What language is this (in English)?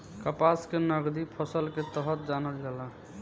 Bhojpuri